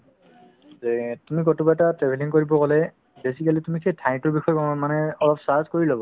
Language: Assamese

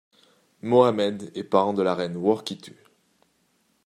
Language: French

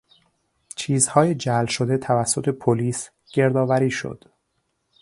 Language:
Persian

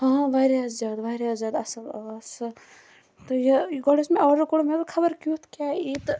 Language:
Kashmiri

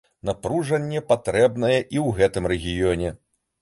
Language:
Belarusian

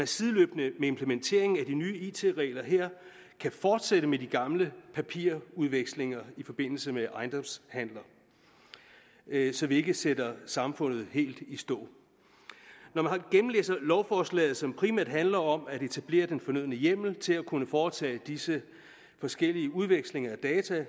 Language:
Danish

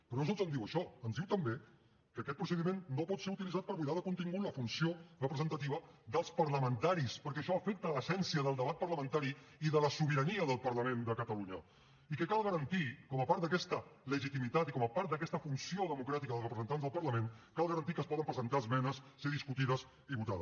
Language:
Catalan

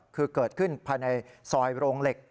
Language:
Thai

